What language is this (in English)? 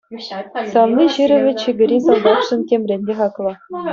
Chuvash